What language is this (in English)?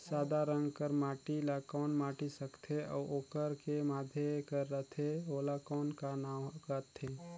Chhattisgarhi